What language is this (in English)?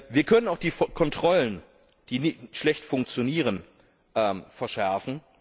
German